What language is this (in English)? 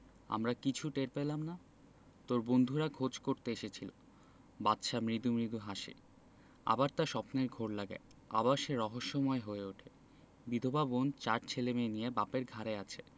Bangla